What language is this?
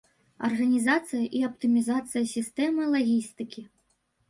Belarusian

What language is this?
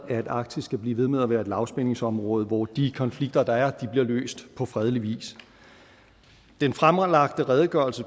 Danish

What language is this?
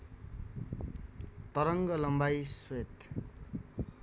Nepali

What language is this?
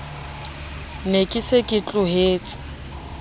Southern Sotho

